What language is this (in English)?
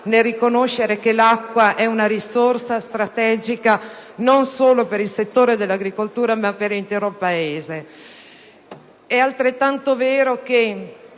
Italian